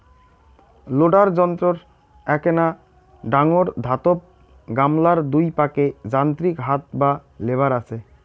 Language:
Bangla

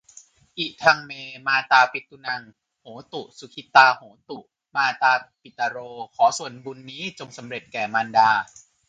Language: Thai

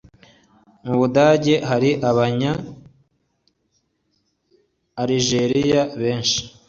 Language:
Kinyarwanda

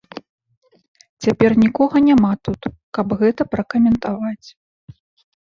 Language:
Belarusian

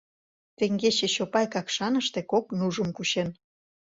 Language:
Mari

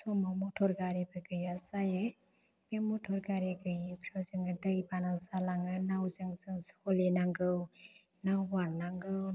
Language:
Bodo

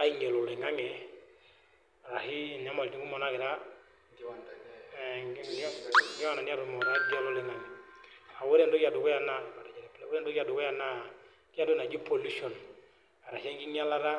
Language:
Masai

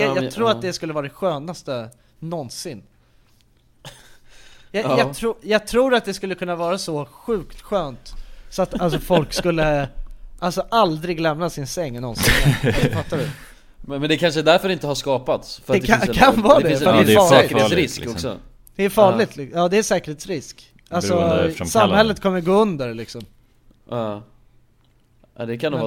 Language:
Swedish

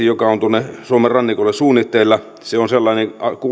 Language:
Finnish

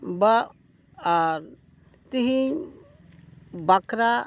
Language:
Santali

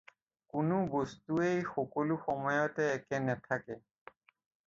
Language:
Assamese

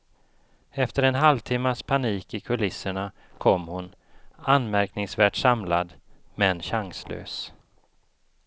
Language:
Swedish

